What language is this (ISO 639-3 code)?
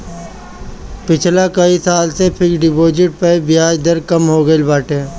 bho